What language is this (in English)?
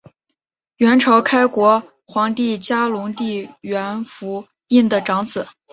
Chinese